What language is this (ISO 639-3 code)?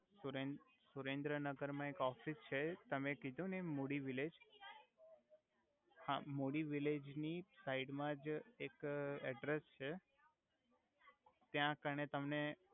guj